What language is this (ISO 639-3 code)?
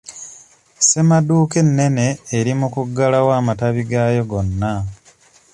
lug